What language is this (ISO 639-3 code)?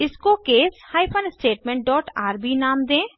hin